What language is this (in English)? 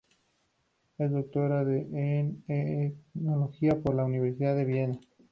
Spanish